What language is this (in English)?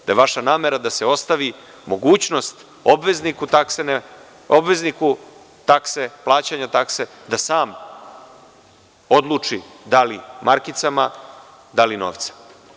Serbian